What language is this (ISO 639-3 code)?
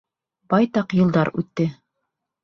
bak